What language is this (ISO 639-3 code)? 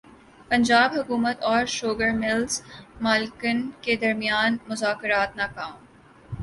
urd